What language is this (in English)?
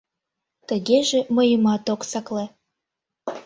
Mari